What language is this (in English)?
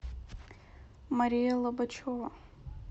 Russian